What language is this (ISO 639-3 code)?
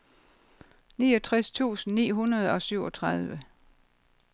dan